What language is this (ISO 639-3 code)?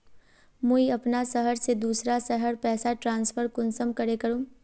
mag